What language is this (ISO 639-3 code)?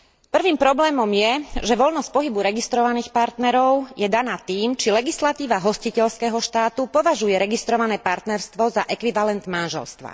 slk